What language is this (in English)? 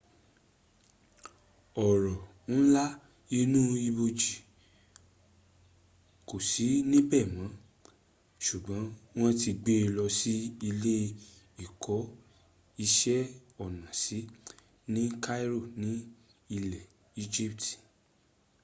Yoruba